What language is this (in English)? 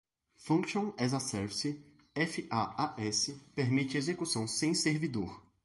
Portuguese